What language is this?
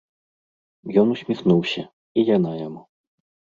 Belarusian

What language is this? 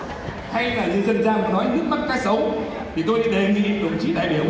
Vietnamese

